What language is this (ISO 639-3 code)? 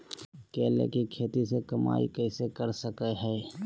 mag